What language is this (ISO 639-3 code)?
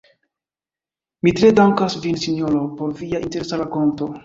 epo